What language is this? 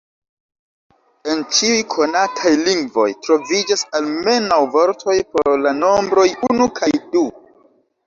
Esperanto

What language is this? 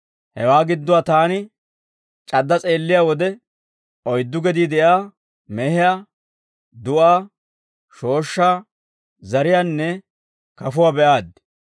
Dawro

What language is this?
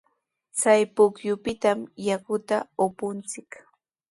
Sihuas Ancash Quechua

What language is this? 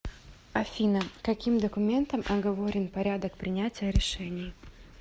Russian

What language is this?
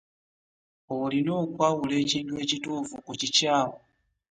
Ganda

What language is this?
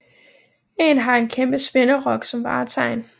Danish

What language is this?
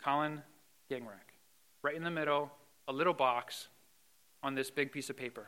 English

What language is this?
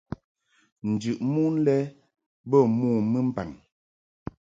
Mungaka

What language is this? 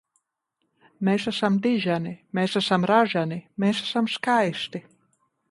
Latvian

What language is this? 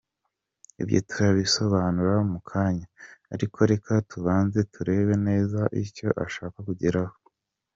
Kinyarwanda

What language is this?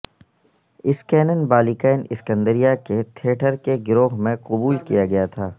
Urdu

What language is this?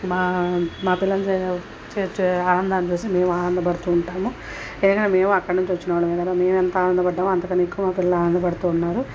Telugu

